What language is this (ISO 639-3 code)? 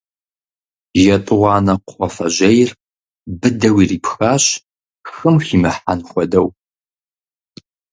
kbd